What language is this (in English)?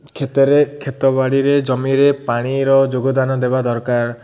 Odia